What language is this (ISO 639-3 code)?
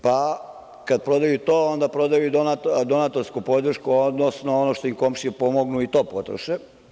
srp